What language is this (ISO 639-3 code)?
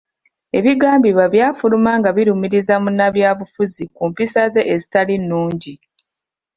lug